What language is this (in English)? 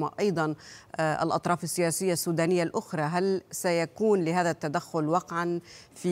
Arabic